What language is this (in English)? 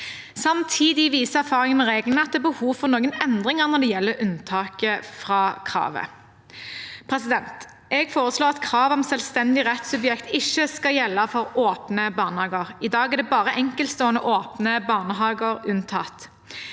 Norwegian